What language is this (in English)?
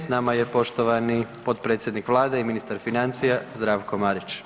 Croatian